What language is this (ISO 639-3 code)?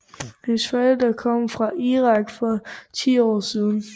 dan